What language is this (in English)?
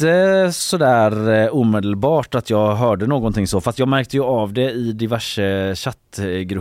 Swedish